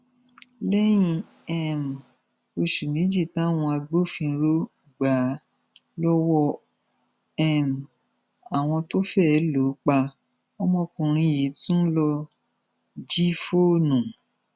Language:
Yoruba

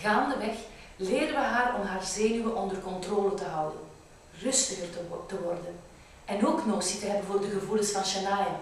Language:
Dutch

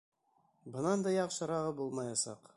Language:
Bashkir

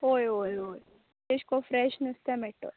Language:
Konkani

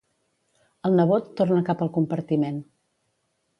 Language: Catalan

